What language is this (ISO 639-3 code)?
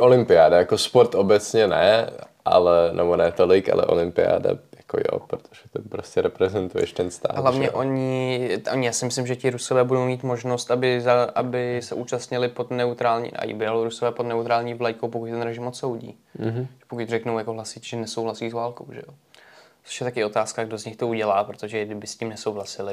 ces